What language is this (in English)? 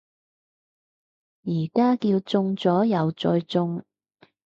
Cantonese